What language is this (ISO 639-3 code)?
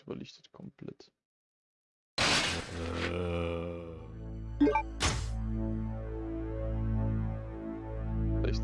deu